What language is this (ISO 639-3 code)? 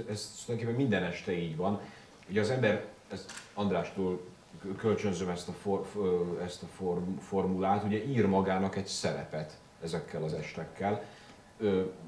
hun